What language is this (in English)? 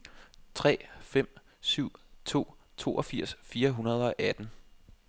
Danish